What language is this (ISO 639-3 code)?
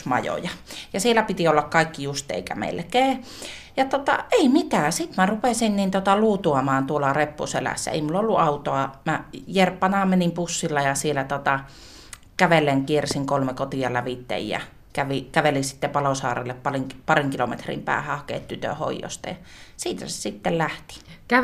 fin